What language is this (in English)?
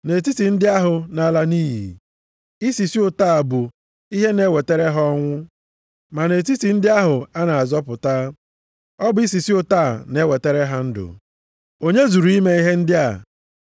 Igbo